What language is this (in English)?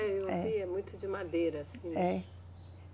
Portuguese